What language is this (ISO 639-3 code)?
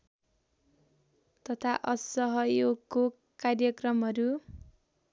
nep